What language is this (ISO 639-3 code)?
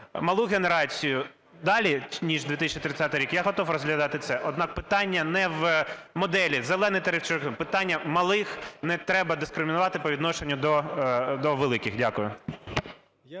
ukr